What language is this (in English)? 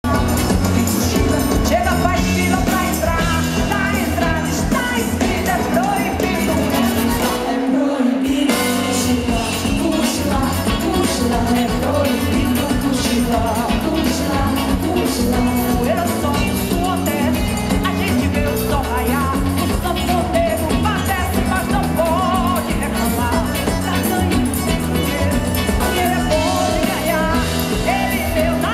Czech